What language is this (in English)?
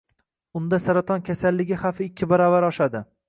Uzbek